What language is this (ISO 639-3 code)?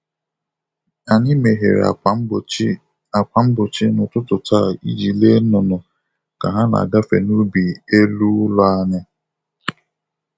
ibo